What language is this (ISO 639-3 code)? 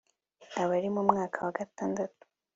kin